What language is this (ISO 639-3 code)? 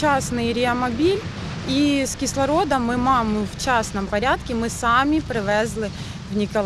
ukr